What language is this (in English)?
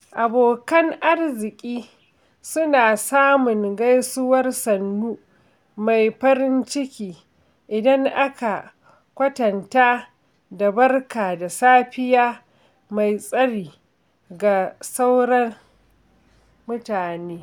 Hausa